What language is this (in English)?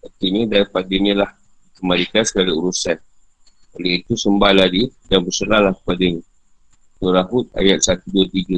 Malay